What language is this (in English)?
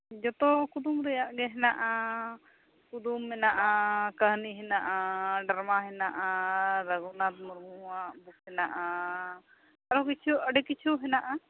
Santali